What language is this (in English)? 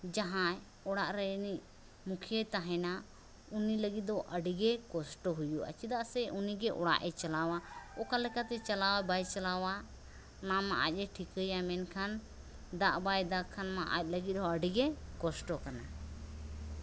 Santali